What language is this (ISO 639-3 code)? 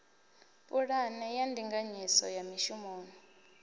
ven